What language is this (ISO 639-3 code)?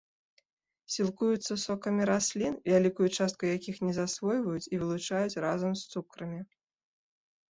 bel